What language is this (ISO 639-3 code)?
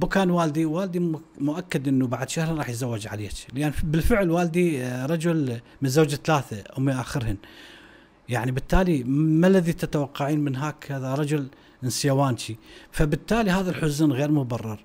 ara